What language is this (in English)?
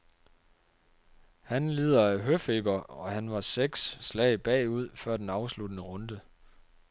Danish